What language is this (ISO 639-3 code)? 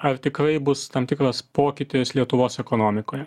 lit